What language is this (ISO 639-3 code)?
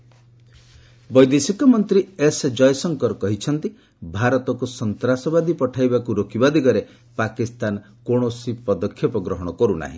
ori